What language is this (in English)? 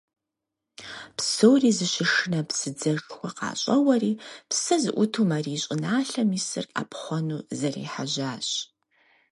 Kabardian